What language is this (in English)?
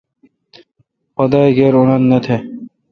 Kalkoti